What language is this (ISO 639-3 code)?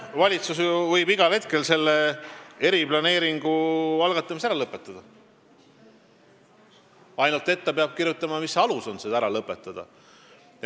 est